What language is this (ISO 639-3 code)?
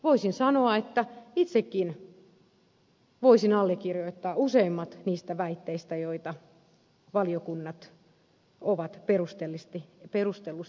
fin